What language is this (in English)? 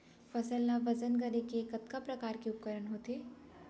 Chhattisgarhi